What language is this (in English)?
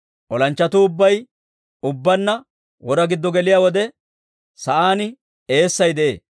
Dawro